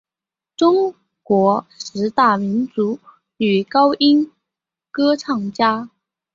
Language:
Chinese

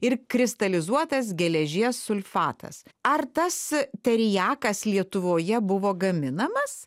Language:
Lithuanian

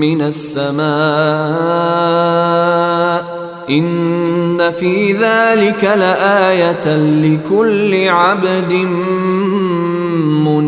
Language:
Swahili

